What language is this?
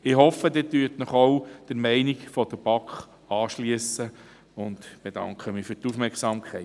Swiss German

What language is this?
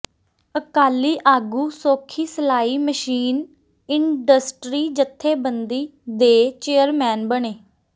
Punjabi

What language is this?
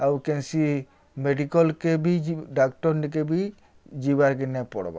Odia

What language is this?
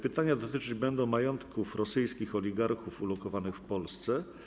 Polish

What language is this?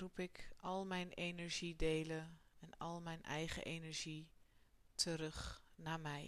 Dutch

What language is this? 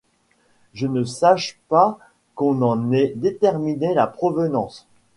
French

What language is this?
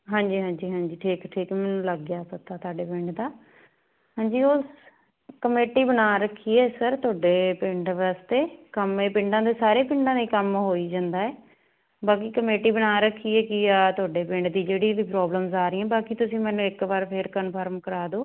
Punjabi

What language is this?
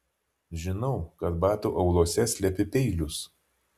Lithuanian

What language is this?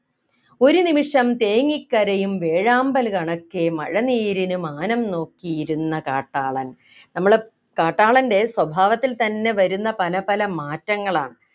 Malayalam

